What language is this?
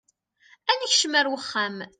Kabyle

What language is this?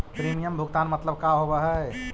Magahi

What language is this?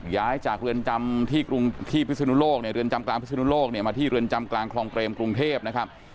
Thai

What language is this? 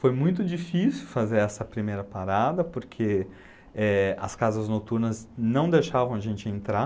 Portuguese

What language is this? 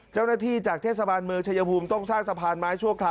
Thai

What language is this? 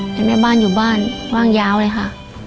Thai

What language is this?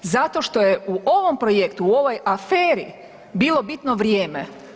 Croatian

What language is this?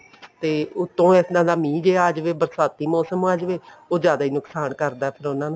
Punjabi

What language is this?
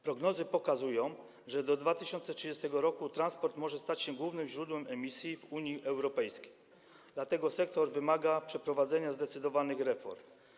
Polish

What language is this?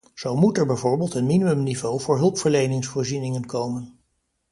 Dutch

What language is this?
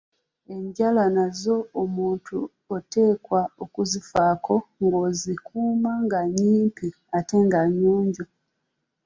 Ganda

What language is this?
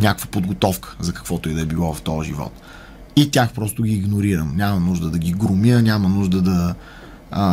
Bulgarian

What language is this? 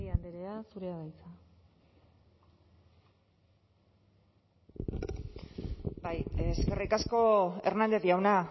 Basque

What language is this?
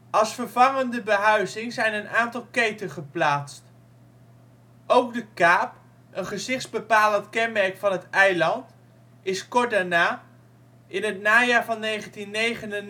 Dutch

